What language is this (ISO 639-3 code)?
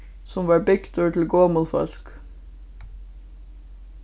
fao